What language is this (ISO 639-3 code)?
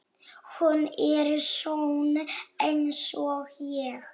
isl